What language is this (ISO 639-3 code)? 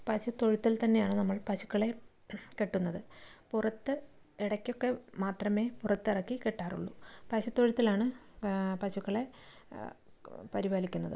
mal